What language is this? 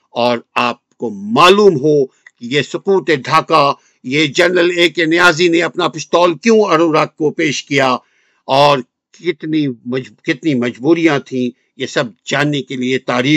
Urdu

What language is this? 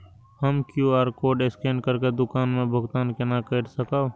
Maithili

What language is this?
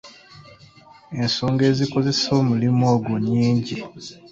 Ganda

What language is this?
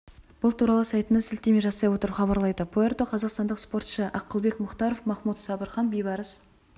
Kazakh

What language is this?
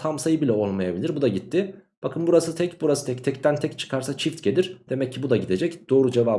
Turkish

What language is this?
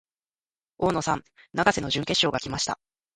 Japanese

